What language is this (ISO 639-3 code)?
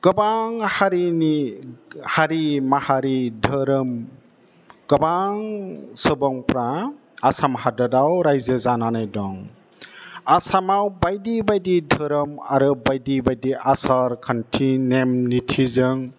brx